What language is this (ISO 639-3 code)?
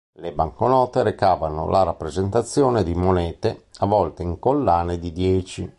ita